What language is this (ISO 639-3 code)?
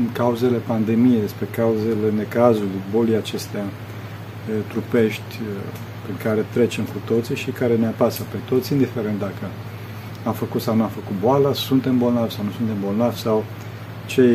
ron